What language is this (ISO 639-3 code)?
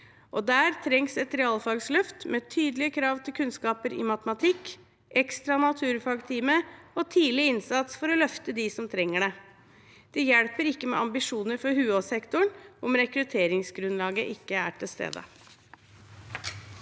nor